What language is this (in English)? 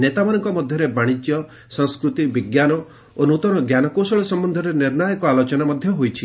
Odia